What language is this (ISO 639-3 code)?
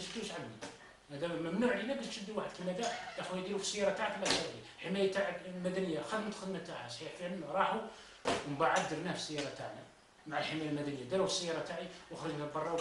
ara